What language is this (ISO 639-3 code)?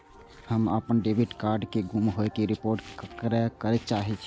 mai